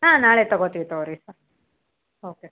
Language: Kannada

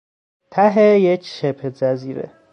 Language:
Persian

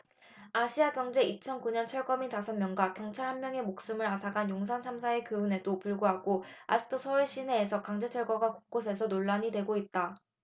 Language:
Korean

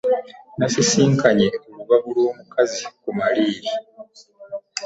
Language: Ganda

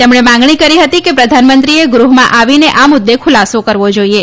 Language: Gujarati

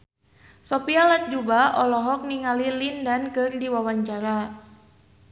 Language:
Sundanese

